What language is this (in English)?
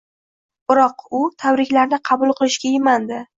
Uzbek